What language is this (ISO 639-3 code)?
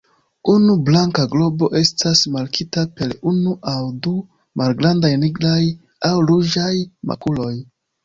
epo